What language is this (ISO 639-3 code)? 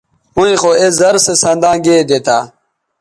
btv